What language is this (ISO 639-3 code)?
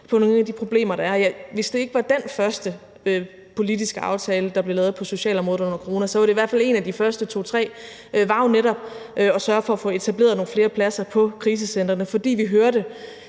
dan